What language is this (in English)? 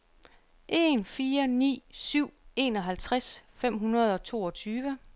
Danish